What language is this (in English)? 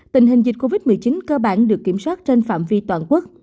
Vietnamese